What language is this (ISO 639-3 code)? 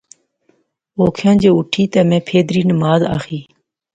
phr